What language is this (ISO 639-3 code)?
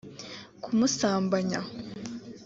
kin